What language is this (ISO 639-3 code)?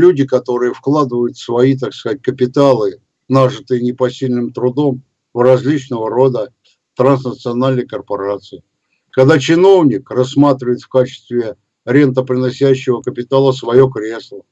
rus